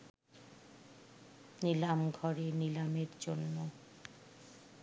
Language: Bangla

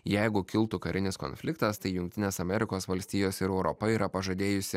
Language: Lithuanian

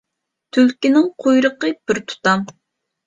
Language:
Uyghur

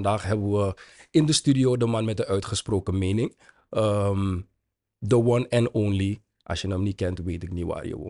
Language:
Dutch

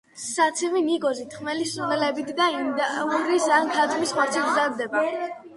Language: Georgian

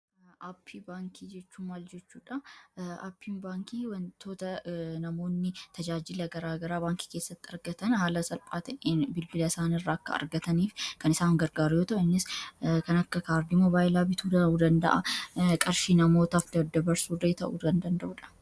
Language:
Oromo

